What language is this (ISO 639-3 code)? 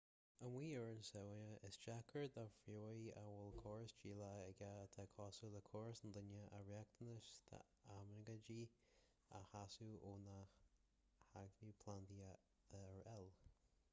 gle